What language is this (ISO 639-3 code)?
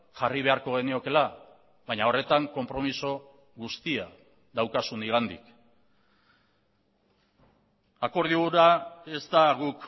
eus